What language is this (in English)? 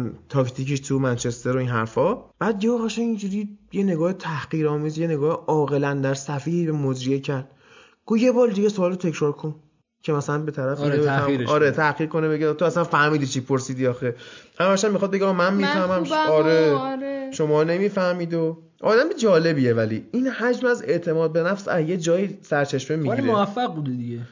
Persian